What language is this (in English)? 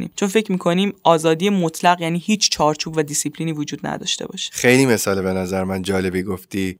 Persian